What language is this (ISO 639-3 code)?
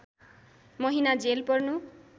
nep